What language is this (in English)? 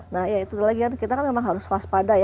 Indonesian